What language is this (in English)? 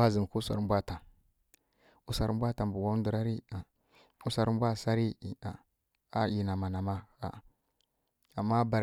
Kirya-Konzəl